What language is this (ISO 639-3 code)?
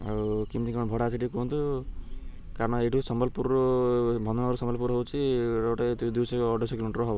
ori